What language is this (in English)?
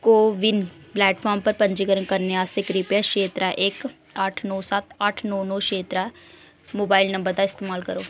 Dogri